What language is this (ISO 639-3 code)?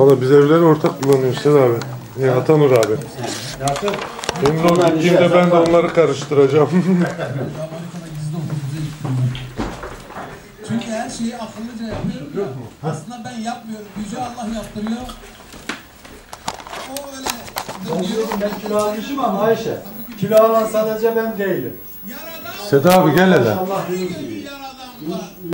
tur